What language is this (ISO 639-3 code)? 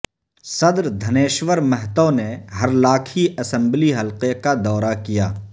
urd